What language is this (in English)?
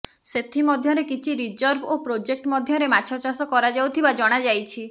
Odia